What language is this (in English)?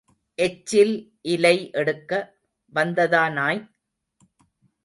Tamil